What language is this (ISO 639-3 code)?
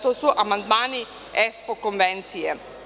srp